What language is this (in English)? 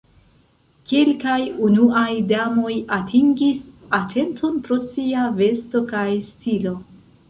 Esperanto